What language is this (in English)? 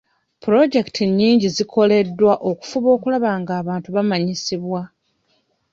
Ganda